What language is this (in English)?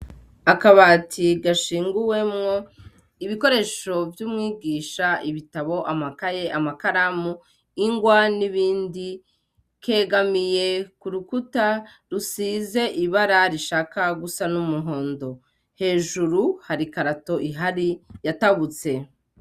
Rundi